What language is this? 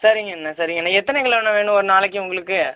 Tamil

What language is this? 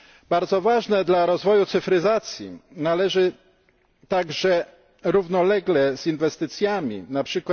Polish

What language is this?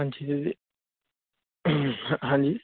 Punjabi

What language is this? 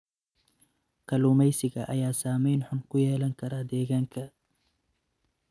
Somali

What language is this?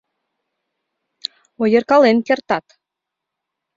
Mari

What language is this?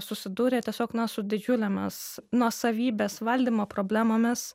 Lithuanian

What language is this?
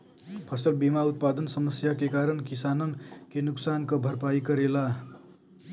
Bhojpuri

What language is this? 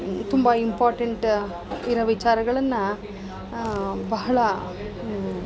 Kannada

